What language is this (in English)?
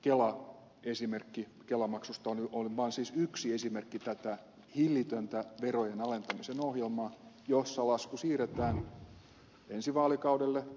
Finnish